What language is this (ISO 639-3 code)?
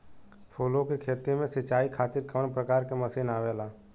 bho